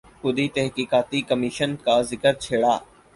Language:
Urdu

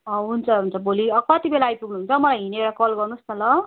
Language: Nepali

